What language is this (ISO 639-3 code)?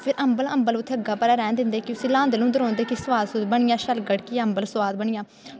doi